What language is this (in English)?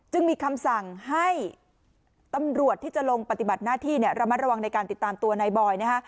Thai